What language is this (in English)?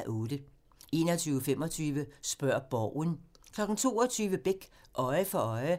Danish